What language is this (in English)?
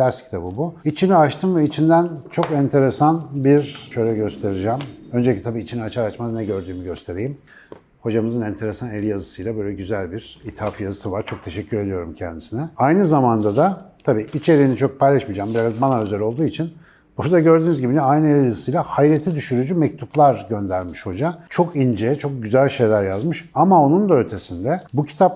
Turkish